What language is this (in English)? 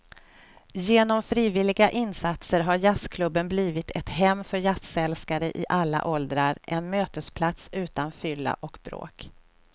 Swedish